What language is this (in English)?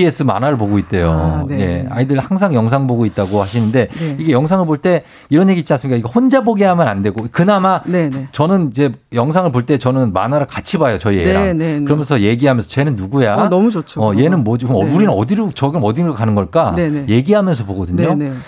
Korean